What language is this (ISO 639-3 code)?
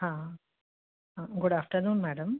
snd